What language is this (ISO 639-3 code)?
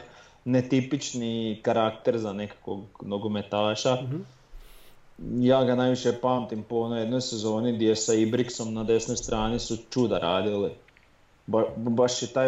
hrv